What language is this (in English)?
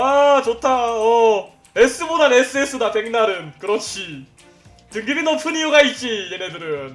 Korean